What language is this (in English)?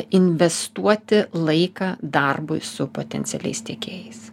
Lithuanian